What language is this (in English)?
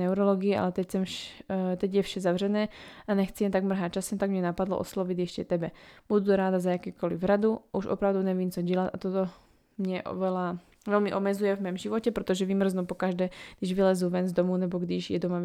Slovak